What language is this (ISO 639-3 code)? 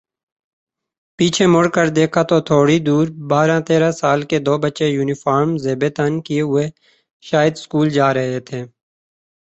urd